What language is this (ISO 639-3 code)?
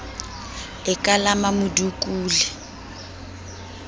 sot